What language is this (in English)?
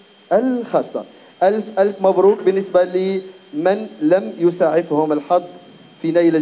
Arabic